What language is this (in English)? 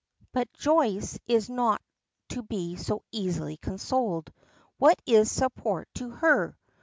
English